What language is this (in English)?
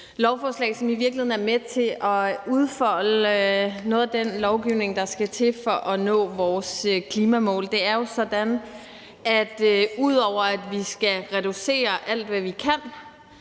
Danish